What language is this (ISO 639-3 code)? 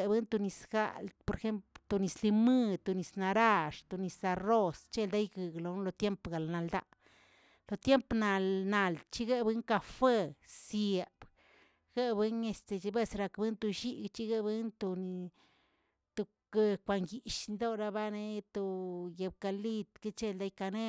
zts